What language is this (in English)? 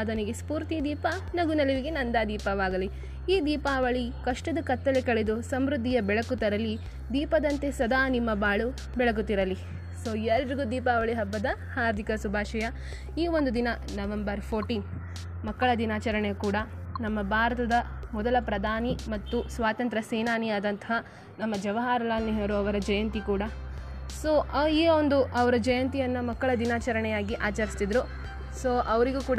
Kannada